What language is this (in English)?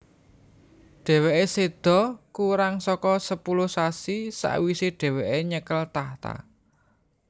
Javanese